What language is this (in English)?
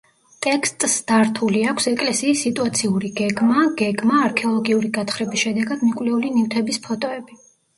Georgian